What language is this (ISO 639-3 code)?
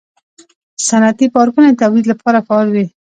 pus